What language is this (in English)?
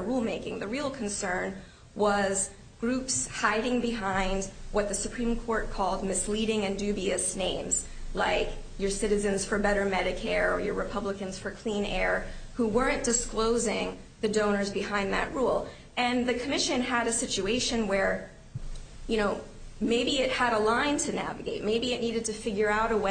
English